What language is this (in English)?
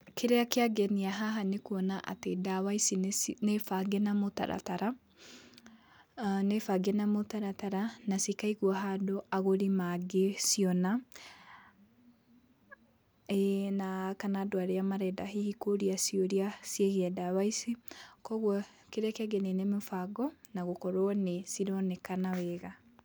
Kikuyu